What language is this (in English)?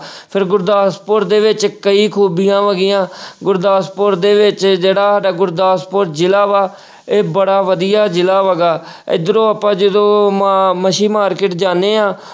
Punjabi